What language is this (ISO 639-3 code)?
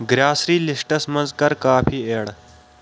kas